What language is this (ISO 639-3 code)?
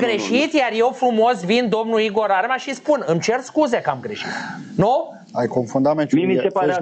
ron